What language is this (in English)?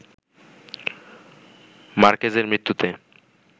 Bangla